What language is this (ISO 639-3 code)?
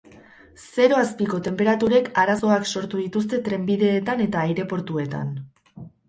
eus